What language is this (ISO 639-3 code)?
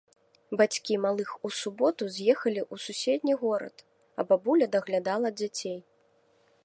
bel